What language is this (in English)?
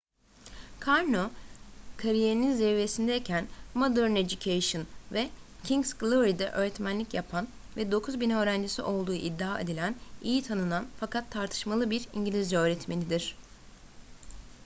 Turkish